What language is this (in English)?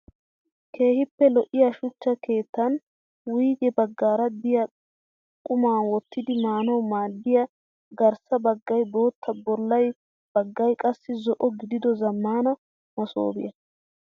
Wolaytta